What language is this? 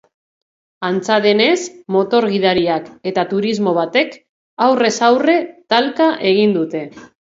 Basque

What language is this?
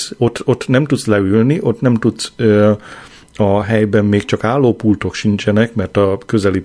Hungarian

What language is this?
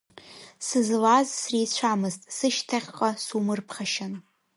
Abkhazian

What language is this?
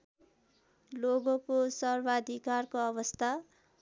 Nepali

